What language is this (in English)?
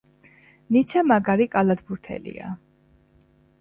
Georgian